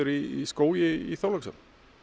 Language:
Icelandic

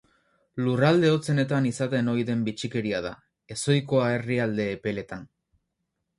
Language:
Basque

